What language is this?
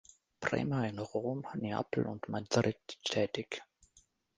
German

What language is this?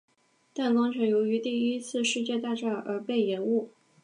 Chinese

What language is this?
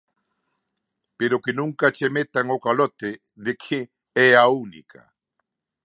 Galician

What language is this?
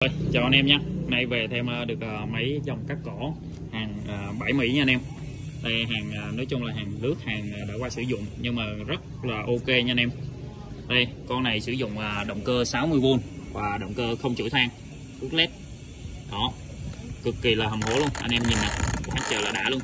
Vietnamese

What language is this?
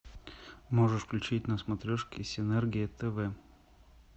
Russian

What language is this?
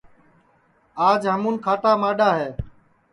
Sansi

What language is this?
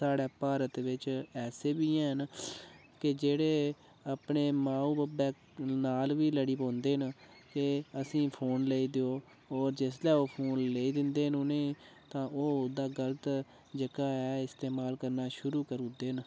Dogri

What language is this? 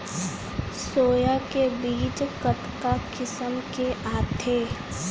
Chhattisgarhi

